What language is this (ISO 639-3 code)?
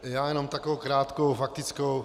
ces